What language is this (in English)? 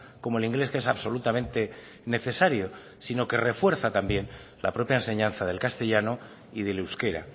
Spanish